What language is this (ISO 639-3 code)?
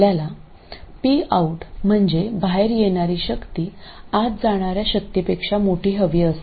mar